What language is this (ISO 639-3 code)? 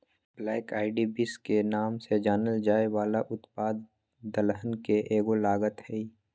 mag